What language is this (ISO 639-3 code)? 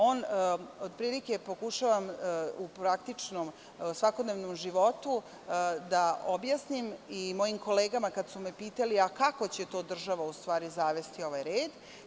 srp